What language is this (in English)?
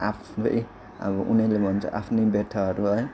Nepali